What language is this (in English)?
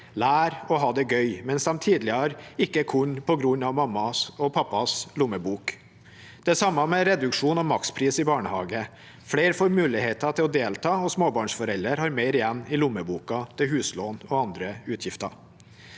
Norwegian